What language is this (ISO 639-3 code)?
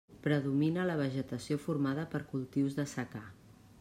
cat